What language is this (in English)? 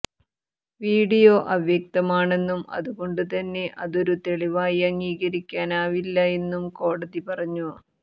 Malayalam